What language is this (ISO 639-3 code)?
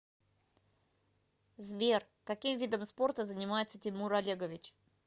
rus